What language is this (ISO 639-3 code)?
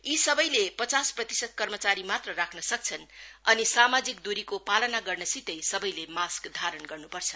nep